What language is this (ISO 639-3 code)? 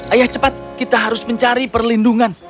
ind